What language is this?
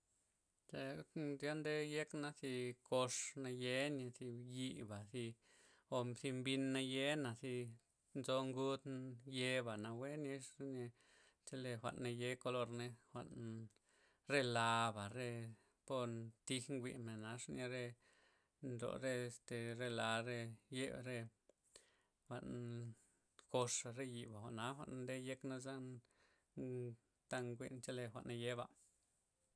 Loxicha Zapotec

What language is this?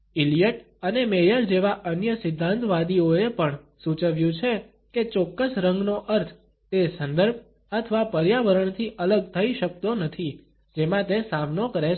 Gujarati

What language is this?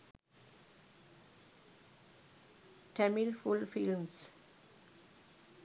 Sinhala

